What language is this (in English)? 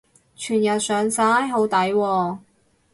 Cantonese